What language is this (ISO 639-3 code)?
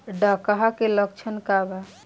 bho